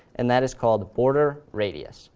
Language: English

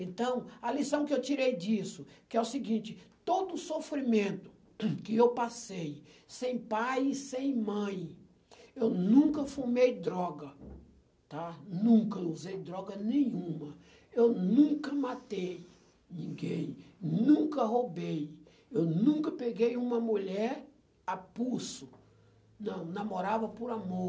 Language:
Portuguese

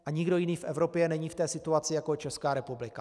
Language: Czech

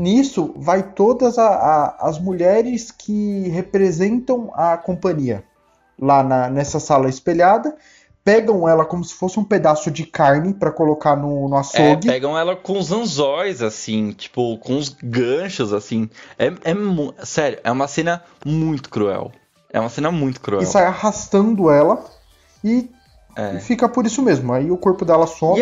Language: Portuguese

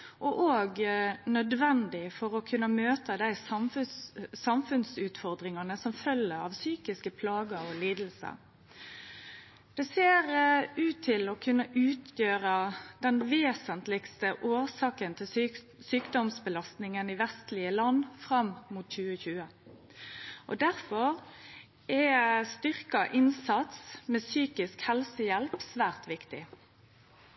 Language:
Norwegian Nynorsk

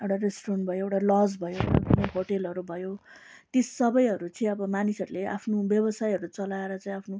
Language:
Nepali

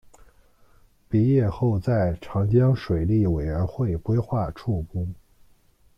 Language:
Chinese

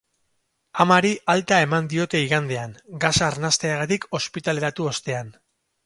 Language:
Basque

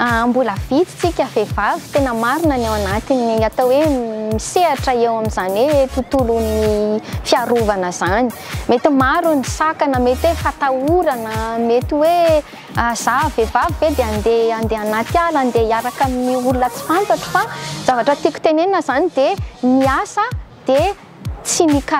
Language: Thai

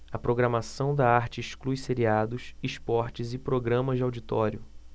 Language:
Portuguese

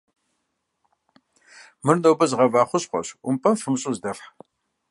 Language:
Kabardian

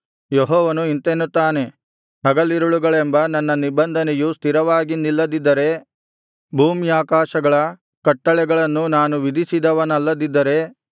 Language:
Kannada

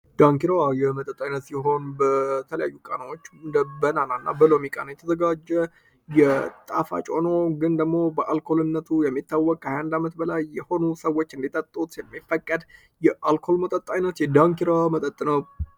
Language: Amharic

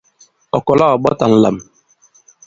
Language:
Bankon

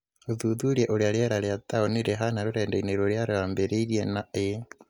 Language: Kikuyu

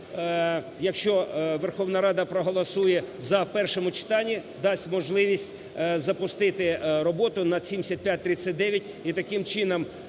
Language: Ukrainian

